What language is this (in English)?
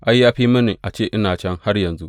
Hausa